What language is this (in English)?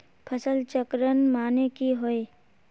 Magahi